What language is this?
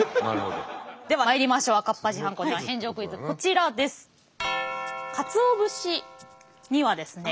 Japanese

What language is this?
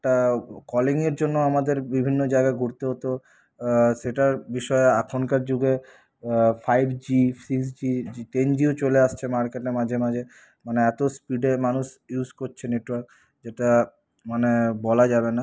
Bangla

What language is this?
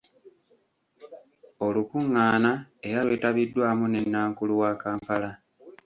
Ganda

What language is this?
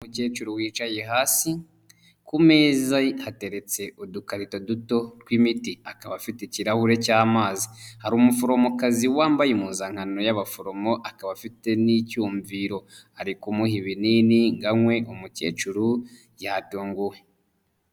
Kinyarwanda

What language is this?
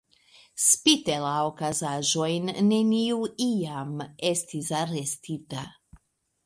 Esperanto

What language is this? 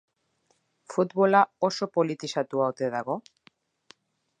Basque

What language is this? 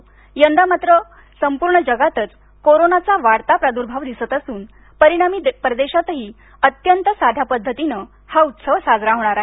Marathi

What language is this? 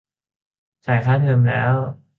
Thai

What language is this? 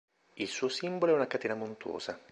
Italian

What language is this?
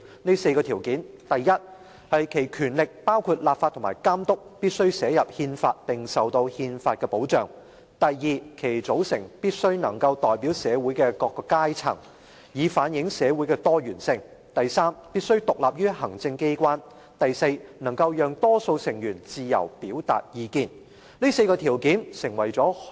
Cantonese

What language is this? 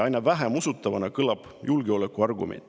Estonian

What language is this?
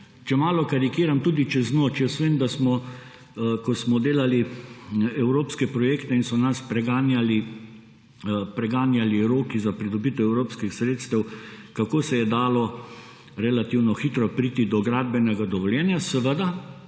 Slovenian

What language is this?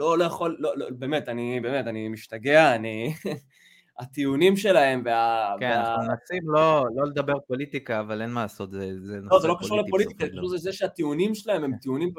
Hebrew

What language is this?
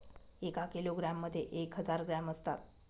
Marathi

